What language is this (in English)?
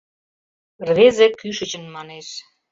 Mari